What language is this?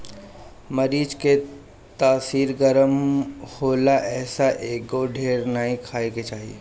Bhojpuri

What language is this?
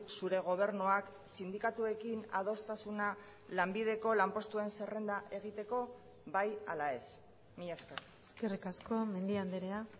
Basque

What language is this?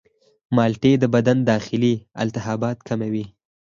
Pashto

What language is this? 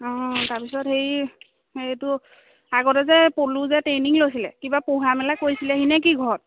Assamese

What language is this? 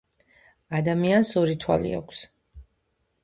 Georgian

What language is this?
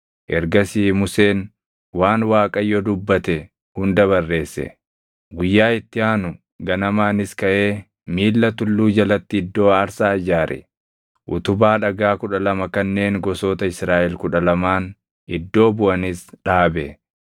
Oromo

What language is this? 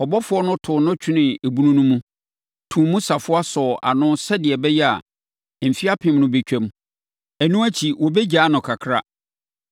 Akan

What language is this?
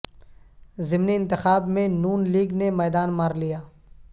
Urdu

